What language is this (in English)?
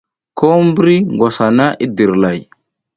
South Giziga